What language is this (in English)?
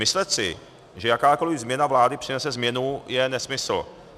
Czech